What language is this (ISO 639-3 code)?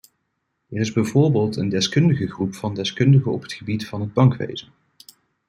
nld